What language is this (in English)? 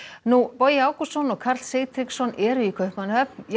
Icelandic